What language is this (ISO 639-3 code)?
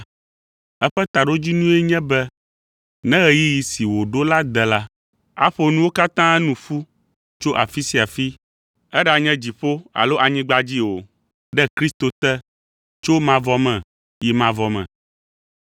ewe